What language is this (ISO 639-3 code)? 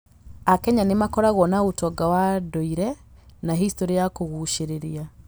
kik